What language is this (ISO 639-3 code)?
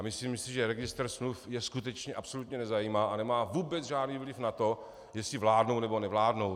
ces